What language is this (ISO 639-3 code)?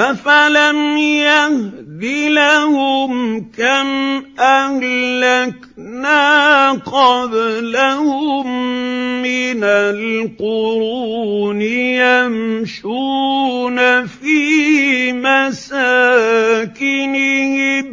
ara